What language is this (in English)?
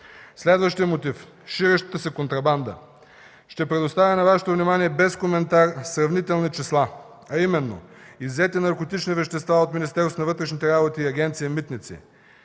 Bulgarian